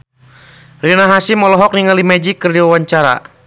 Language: Sundanese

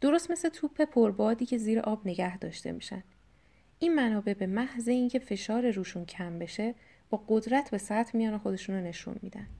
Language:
Persian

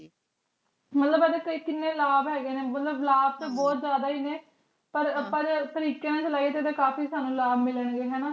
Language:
Punjabi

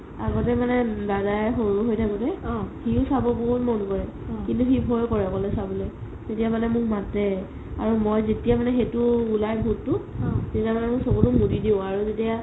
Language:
Assamese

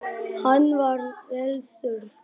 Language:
Icelandic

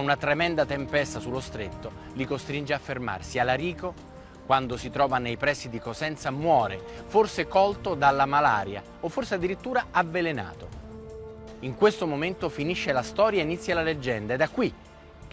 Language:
Italian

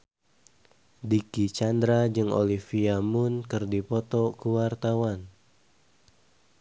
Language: Sundanese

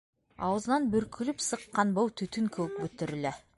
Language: Bashkir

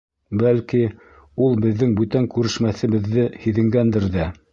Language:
Bashkir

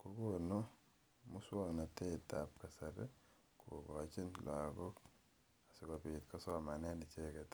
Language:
Kalenjin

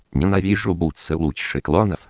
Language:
Russian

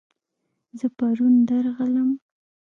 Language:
Pashto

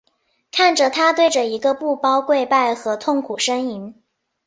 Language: Chinese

